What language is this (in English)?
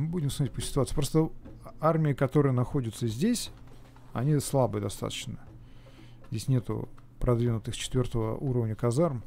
Russian